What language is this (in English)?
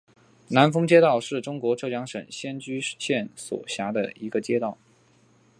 Chinese